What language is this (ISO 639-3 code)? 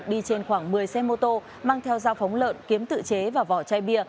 vie